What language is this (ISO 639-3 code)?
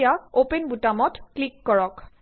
asm